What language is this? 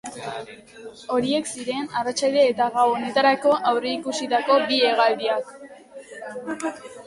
Basque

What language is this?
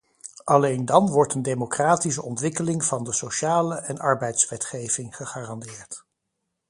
Dutch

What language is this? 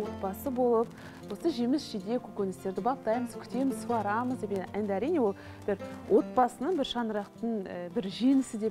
Russian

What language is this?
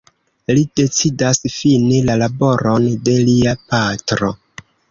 Esperanto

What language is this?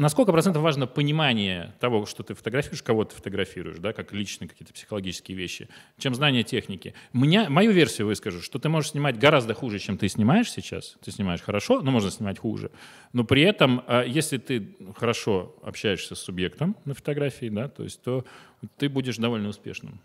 Russian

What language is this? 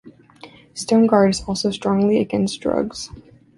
English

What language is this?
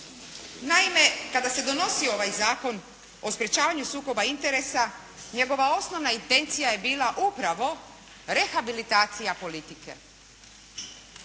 Croatian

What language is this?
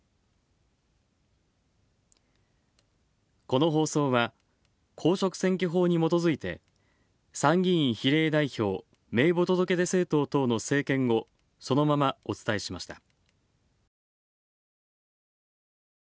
Japanese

